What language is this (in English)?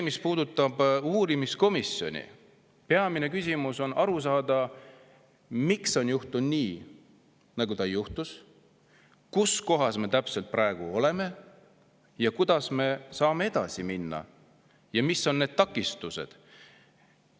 Estonian